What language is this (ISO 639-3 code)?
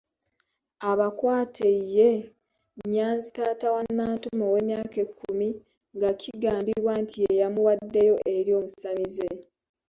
lug